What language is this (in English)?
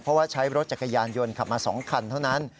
Thai